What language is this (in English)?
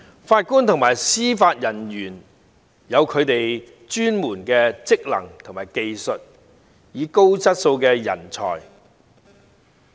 Cantonese